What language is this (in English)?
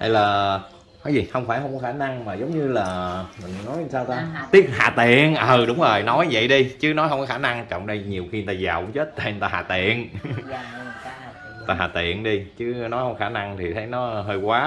Vietnamese